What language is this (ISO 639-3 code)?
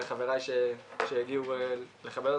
heb